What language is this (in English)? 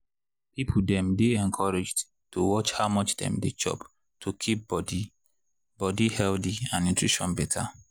Nigerian Pidgin